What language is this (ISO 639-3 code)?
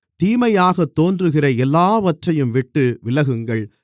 tam